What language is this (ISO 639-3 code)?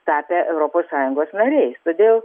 lit